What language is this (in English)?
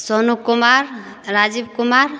Maithili